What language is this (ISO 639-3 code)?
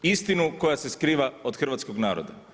hrv